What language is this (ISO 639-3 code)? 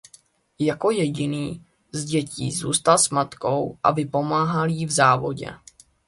ces